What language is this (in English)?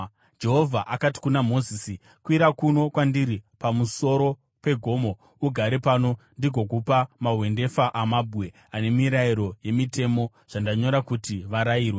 Shona